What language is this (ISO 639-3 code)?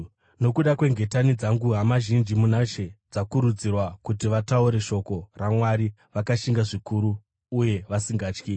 sna